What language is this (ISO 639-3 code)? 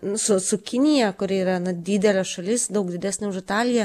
lit